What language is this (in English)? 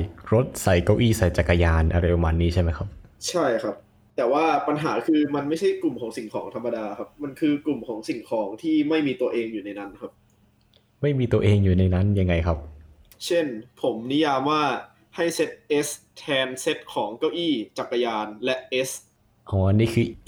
Thai